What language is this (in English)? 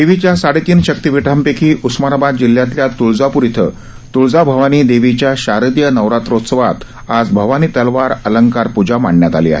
Marathi